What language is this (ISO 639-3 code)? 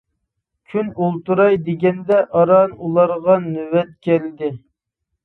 uig